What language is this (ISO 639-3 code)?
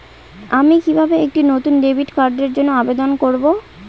ben